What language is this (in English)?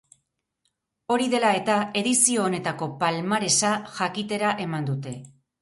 Basque